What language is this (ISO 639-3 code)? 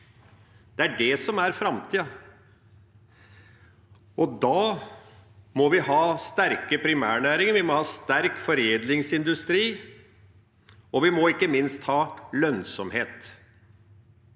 nor